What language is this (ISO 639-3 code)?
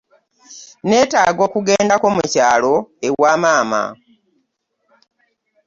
lug